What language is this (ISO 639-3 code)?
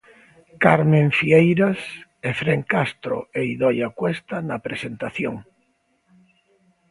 glg